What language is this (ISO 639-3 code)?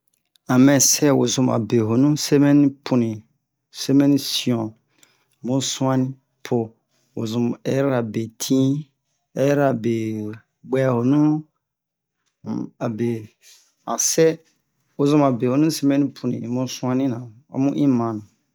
bmq